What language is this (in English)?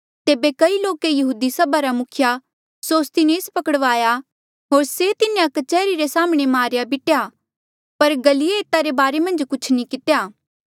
Mandeali